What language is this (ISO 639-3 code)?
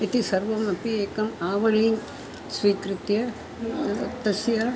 san